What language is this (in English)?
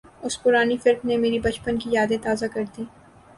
Urdu